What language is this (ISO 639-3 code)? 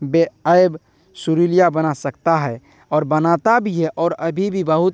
urd